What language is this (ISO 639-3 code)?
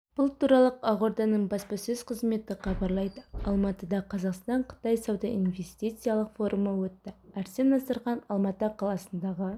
kaz